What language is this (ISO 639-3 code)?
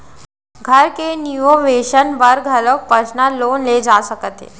hne